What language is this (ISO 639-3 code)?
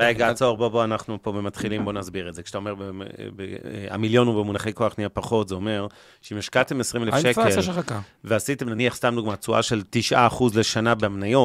heb